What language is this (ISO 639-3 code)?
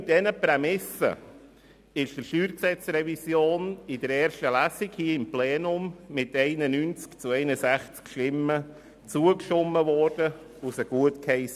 gsw